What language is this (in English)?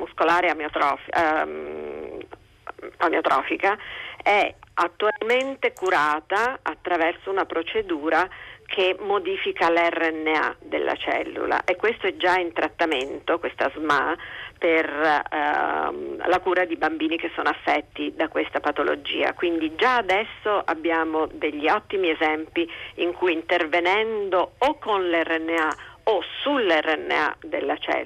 Italian